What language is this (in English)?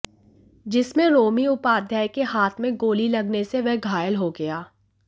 Hindi